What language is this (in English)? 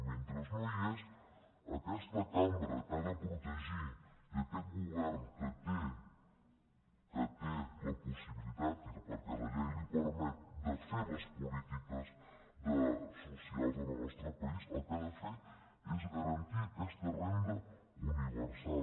Catalan